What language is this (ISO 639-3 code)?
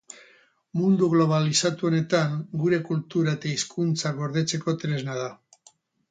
eus